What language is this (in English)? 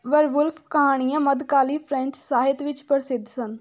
Punjabi